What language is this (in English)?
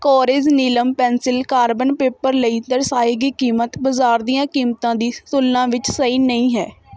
Punjabi